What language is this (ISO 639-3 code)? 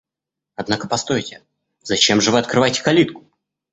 rus